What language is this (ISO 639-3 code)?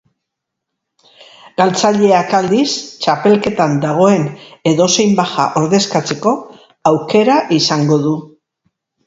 eus